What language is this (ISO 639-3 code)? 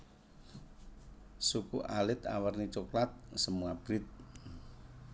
jav